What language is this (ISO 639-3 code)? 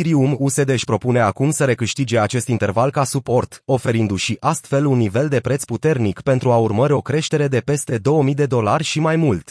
ron